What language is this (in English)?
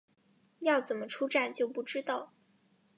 Chinese